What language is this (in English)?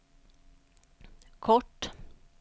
Swedish